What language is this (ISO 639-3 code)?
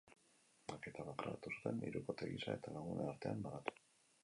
eus